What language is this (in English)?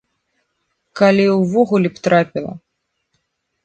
Belarusian